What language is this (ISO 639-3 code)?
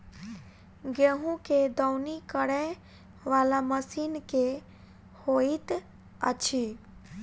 mai